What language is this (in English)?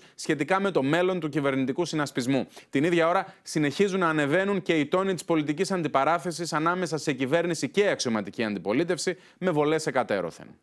Greek